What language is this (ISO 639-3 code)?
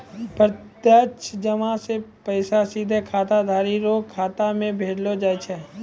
mai